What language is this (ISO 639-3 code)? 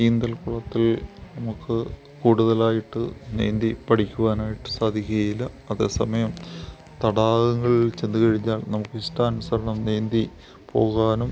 mal